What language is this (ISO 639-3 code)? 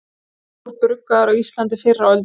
isl